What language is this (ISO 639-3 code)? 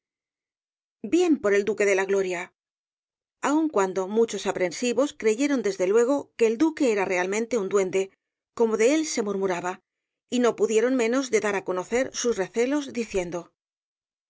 spa